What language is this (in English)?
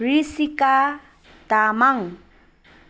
Nepali